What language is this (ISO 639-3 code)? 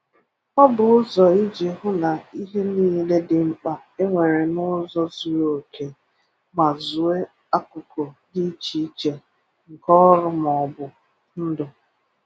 ibo